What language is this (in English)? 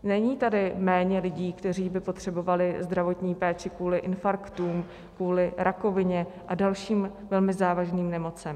Czech